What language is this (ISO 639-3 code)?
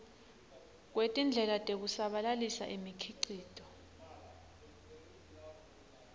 ssw